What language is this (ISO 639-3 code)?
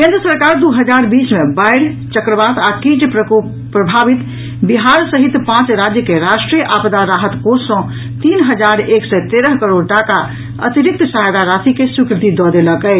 mai